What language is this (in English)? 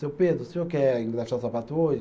Portuguese